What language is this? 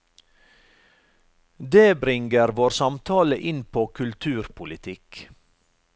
Norwegian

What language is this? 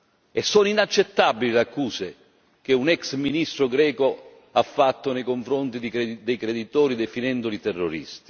Italian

